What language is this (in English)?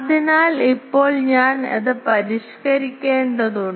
Malayalam